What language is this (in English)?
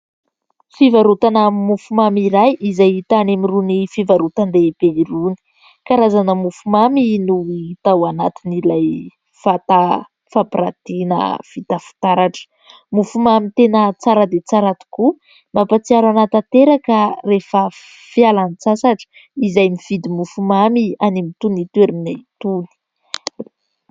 Malagasy